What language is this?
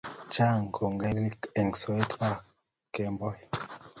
Kalenjin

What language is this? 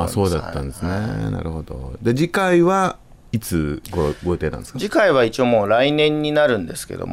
Japanese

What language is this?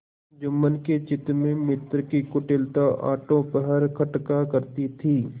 Hindi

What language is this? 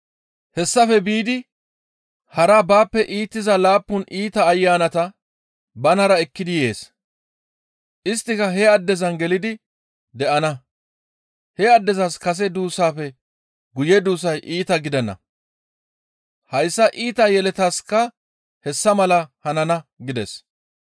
Gamo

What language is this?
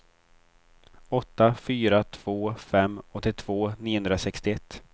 Swedish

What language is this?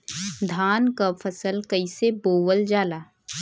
Bhojpuri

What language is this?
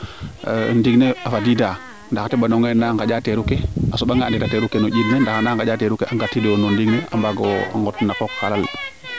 Serer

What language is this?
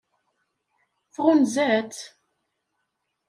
Kabyle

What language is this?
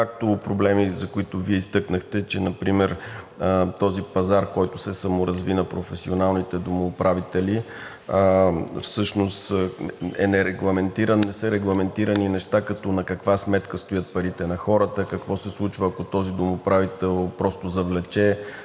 Bulgarian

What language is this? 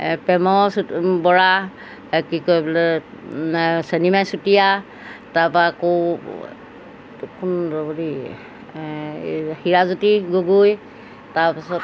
Assamese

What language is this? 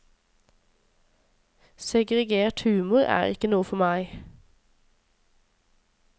Norwegian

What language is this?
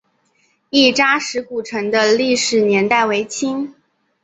Chinese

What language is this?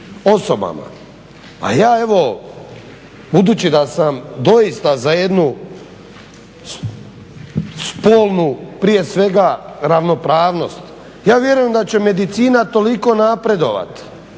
Croatian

